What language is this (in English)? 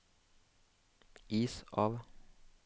Norwegian